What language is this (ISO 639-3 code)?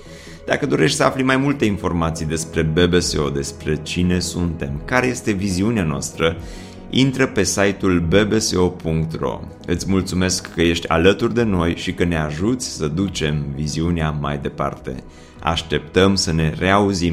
ron